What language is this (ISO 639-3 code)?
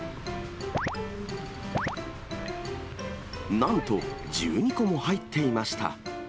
jpn